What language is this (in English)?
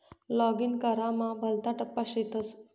Marathi